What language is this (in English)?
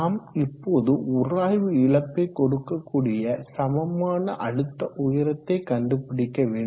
Tamil